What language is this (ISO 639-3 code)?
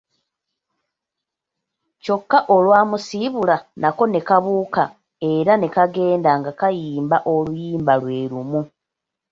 lug